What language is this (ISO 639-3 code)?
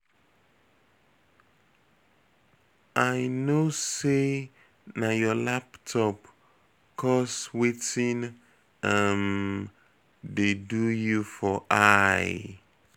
pcm